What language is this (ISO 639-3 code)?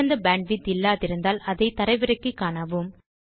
tam